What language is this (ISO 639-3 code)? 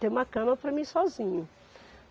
por